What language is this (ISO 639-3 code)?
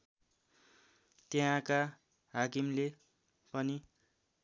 nep